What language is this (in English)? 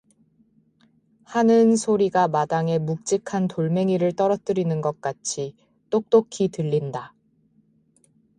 Korean